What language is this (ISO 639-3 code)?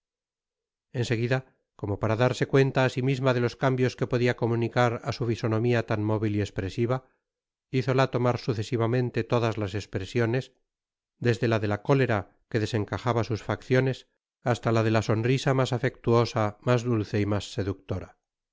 spa